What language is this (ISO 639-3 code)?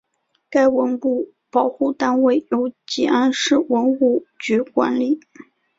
zho